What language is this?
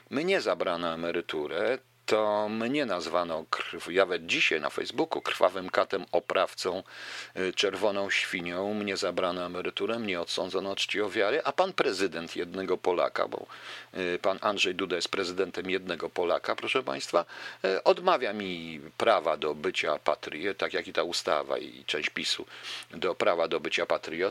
Polish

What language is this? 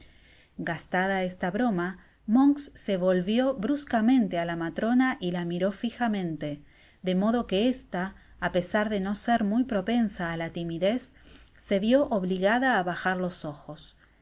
Spanish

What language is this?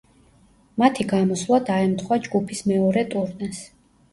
Georgian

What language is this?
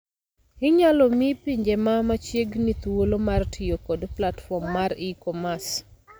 Luo (Kenya and Tanzania)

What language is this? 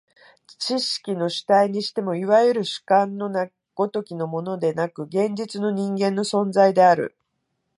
Japanese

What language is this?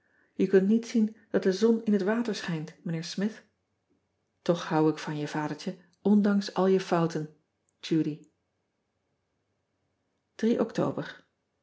Dutch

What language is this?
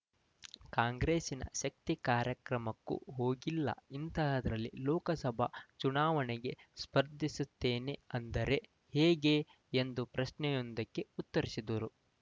Kannada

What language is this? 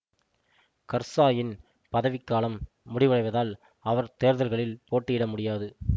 Tamil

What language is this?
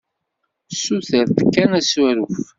Kabyle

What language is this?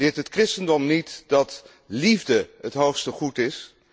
Dutch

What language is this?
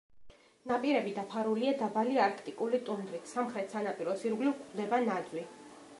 Georgian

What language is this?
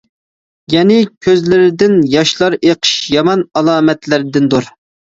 Uyghur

